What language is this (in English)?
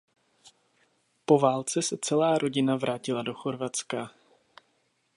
Czech